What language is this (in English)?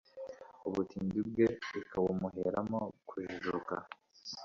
Kinyarwanda